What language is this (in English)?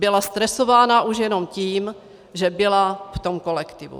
Czech